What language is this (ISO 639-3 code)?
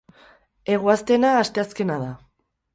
eus